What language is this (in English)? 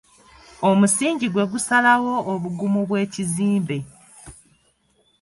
Ganda